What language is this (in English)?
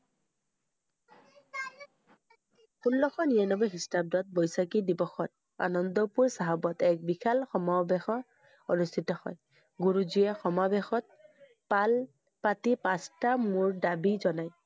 Assamese